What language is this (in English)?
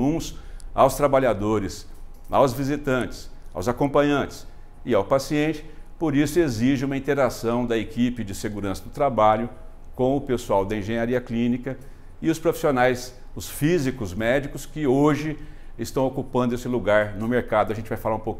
Portuguese